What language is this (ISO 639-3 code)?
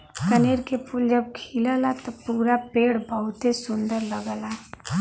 bho